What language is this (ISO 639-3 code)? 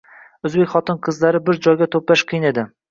uzb